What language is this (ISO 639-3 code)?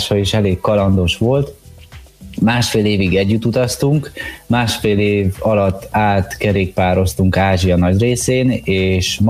hun